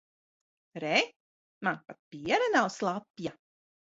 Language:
Latvian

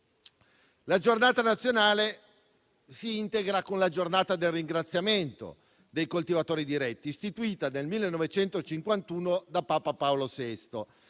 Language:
Italian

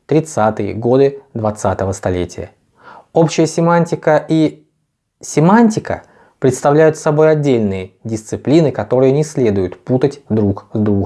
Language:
Russian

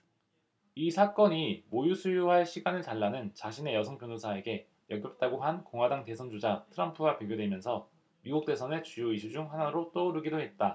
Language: Korean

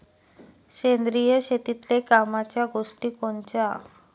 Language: Marathi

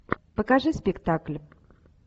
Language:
Russian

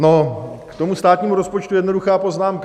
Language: Czech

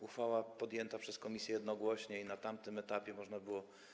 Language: Polish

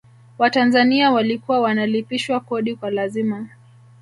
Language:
Swahili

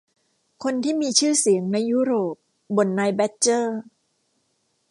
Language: Thai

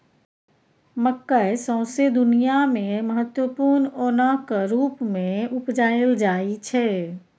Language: Maithili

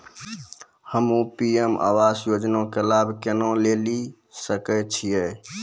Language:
Maithili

